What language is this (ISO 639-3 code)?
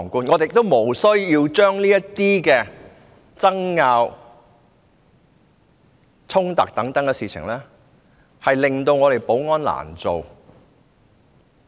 yue